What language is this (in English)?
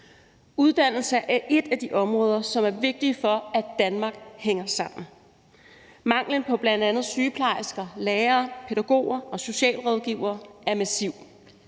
Danish